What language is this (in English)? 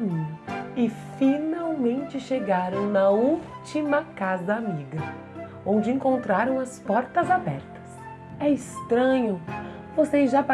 Portuguese